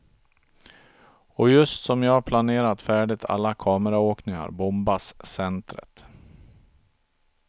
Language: Swedish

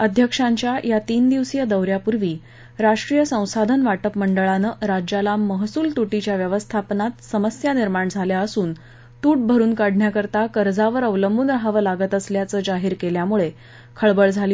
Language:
Marathi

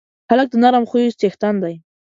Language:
Pashto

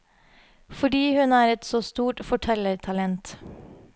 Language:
Norwegian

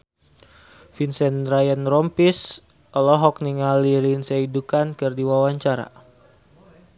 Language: Sundanese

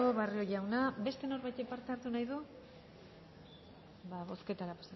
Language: Basque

